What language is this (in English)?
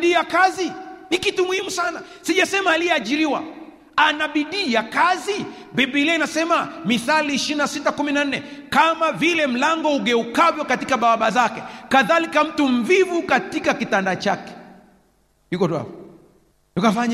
Swahili